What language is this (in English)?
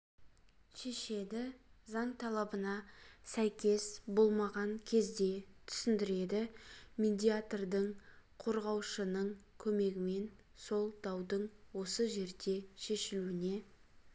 Kazakh